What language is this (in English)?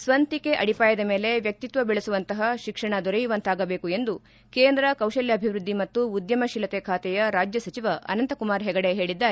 Kannada